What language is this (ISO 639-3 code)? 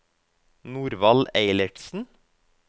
nor